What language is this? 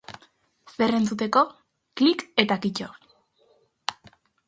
Basque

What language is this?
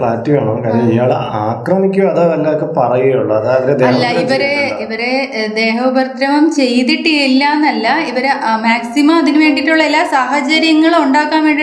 Malayalam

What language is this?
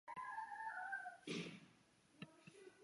Chinese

